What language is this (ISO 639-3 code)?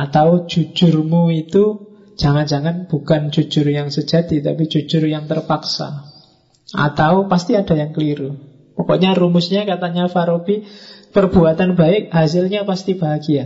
ind